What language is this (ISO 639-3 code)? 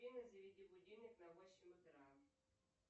rus